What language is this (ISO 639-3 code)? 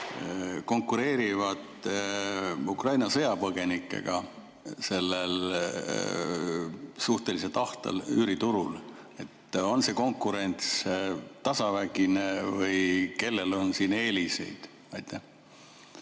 est